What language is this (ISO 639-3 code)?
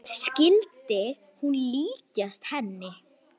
isl